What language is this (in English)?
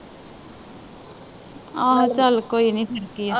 Punjabi